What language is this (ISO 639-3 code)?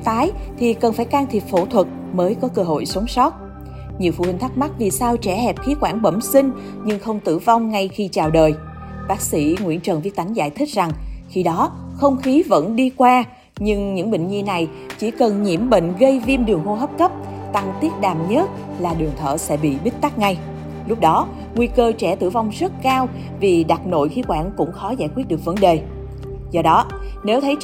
vie